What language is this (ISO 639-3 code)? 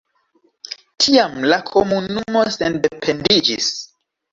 epo